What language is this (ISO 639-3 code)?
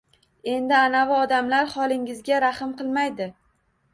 uzb